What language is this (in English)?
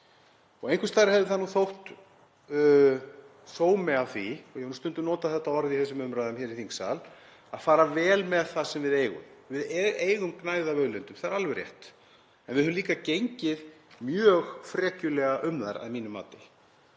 Icelandic